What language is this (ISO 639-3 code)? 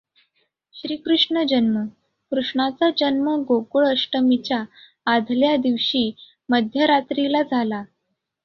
mar